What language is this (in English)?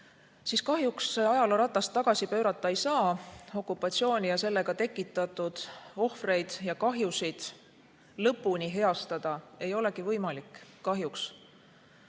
Estonian